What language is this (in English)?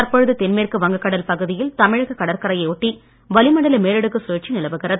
Tamil